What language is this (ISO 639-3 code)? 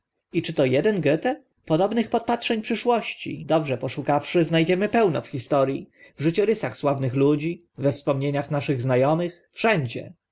pol